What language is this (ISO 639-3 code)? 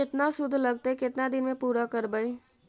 mag